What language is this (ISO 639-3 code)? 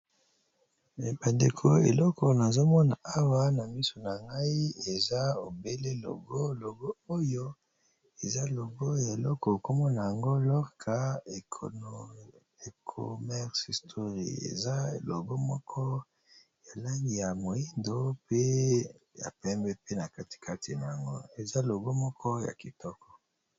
lin